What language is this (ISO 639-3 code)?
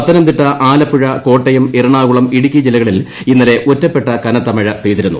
mal